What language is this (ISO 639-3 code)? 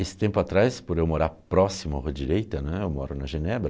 por